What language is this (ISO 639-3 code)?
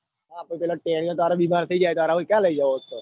guj